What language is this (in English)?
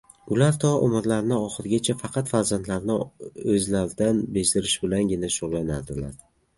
Uzbek